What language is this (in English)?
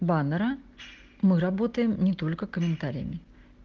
Russian